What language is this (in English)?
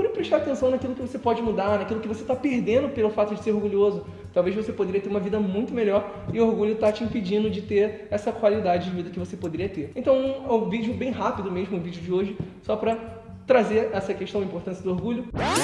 Portuguese